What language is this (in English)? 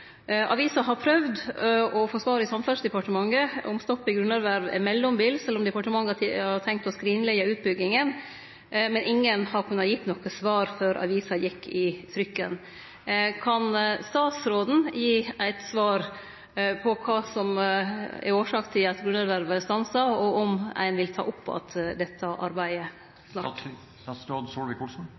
Norwegian